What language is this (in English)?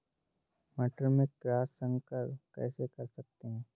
Hindi